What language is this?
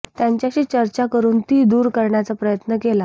Marathi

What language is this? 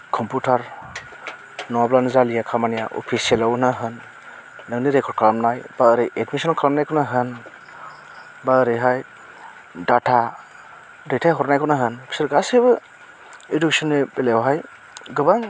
Bodo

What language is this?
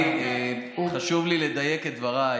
Hebrew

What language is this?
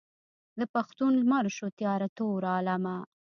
Pashto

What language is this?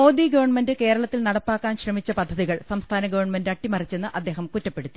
Malayalam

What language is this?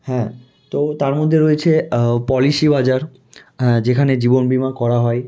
Bangla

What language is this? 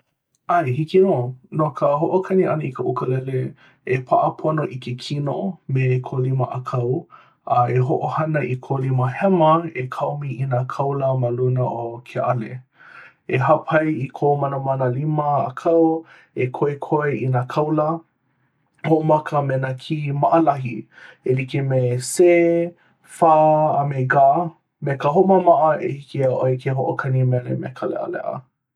Hawaiian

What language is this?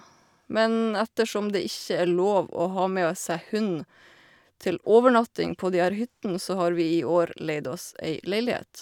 Norwegian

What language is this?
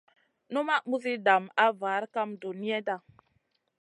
Masana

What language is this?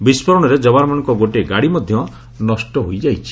Odia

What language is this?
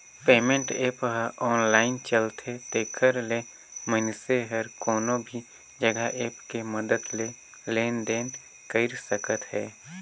Chhattisgarhi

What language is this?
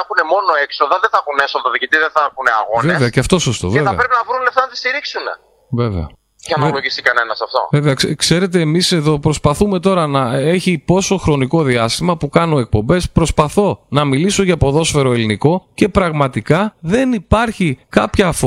Greek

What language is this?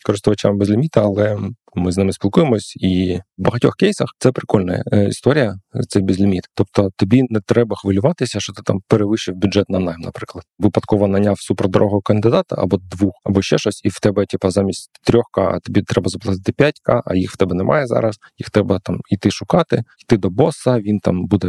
Ukrainian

